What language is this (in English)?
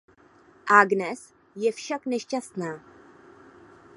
Czech